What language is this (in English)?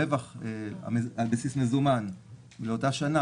Hebrew